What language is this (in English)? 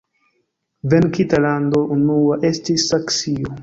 Esperanto